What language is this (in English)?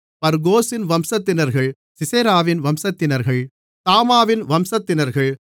Tamil